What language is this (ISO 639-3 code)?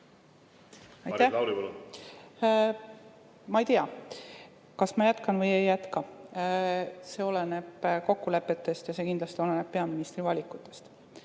est